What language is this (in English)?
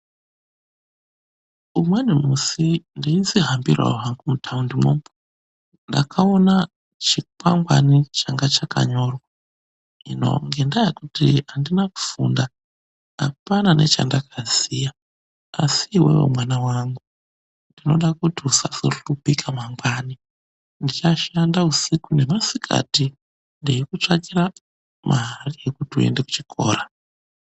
Ndau